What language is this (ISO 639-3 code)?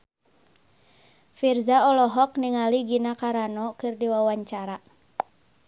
sun